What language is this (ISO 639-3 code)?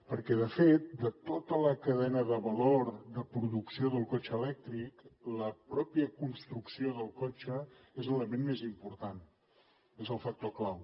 cat